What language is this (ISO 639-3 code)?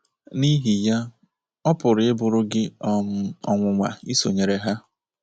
ibo